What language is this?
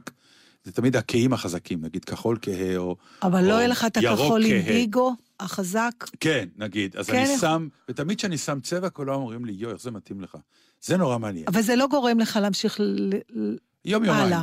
Hebrew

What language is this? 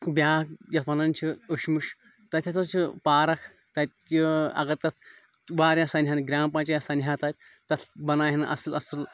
Kashmiri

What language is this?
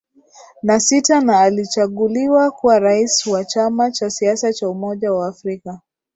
Swahili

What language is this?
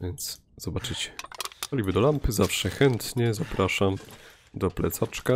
Polish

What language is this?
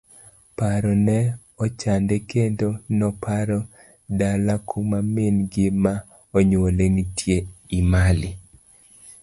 Luo (Kenya and Tanzania)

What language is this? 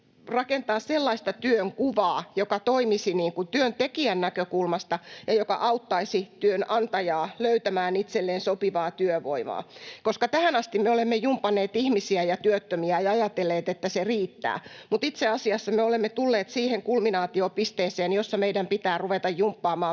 Finnish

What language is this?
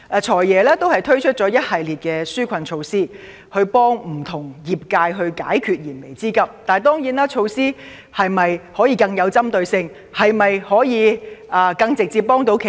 Cantonese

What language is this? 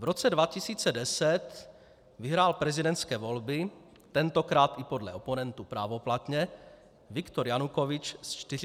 Czech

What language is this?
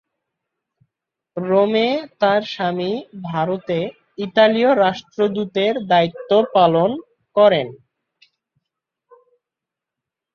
Bangla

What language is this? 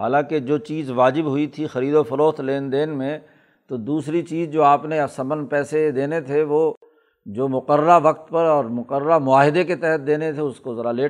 Urdu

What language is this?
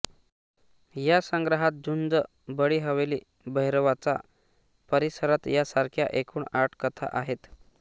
Marathi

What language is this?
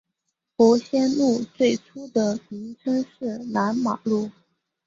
Chinese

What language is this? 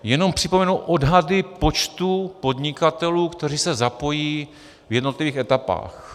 Czech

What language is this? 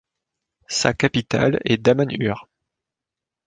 French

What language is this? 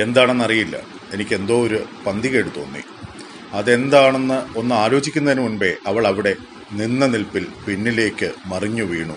Malayalam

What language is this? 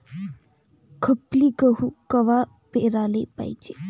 Marathi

